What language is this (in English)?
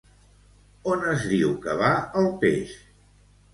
Catalan